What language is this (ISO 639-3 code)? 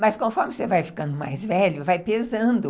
por